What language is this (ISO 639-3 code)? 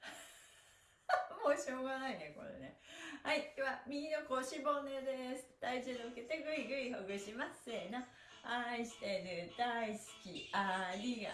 jpn